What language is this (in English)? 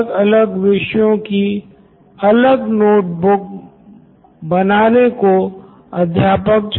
Hindi